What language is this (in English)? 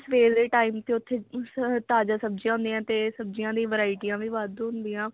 Punjabi